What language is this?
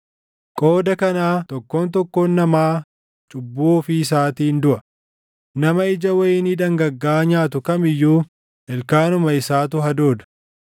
Oromo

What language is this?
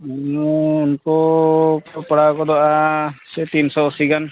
Santali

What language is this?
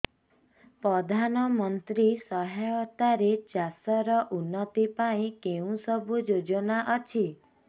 Odia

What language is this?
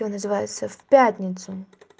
Russian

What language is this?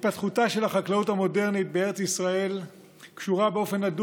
Hebrew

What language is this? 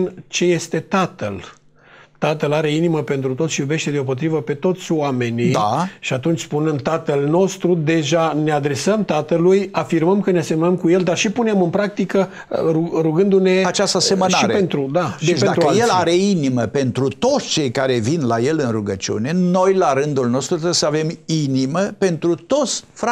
Romanian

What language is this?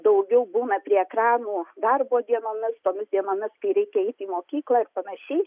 Lithuanian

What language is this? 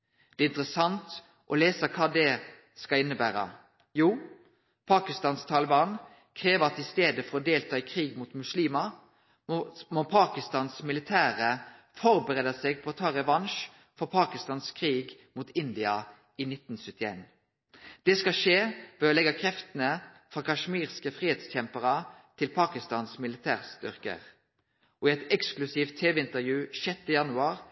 Norwegian Nynorsk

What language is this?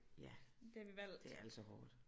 Danish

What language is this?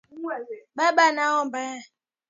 Swahili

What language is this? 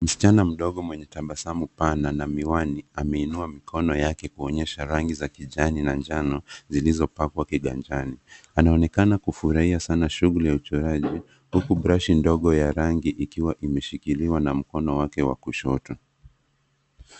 Swahili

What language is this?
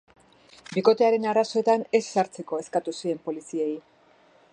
Basque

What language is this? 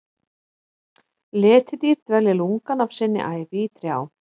Icelandic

